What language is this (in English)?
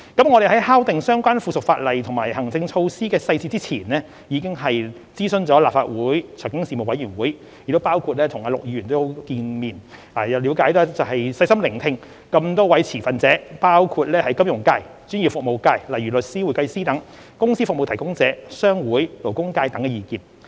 Cantonese